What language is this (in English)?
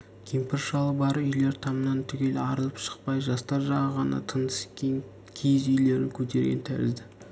Kazakh